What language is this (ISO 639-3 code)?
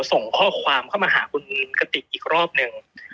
tha